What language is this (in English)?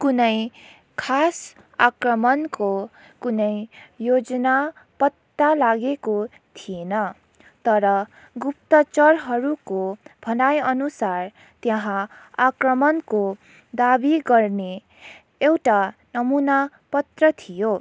Nepali